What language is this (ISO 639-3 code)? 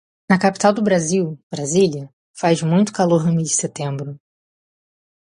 por